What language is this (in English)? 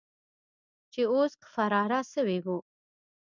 Pashto